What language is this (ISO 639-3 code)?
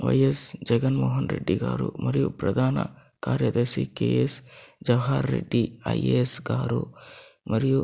tel